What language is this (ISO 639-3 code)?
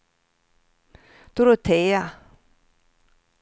swe